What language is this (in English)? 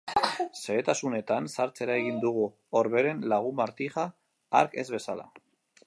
Basque